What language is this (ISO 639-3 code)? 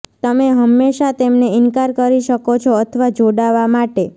guj